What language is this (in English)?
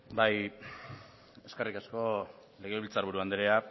Basque